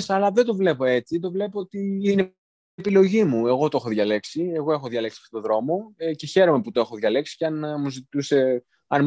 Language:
Greek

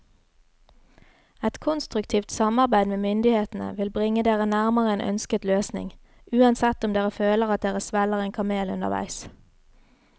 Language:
Norwegian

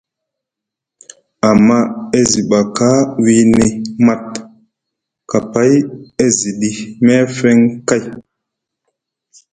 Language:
Musgu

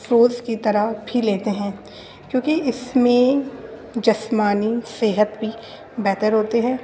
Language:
Urdu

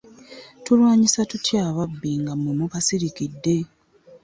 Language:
Ganda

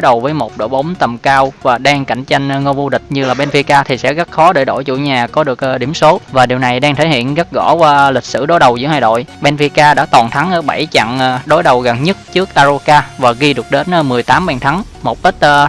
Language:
Vietnamese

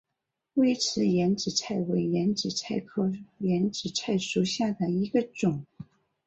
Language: Chinese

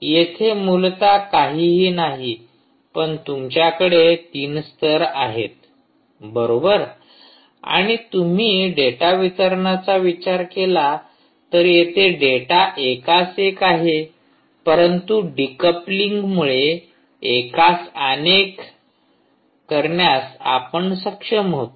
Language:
Marathi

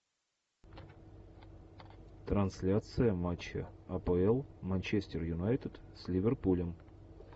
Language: Russian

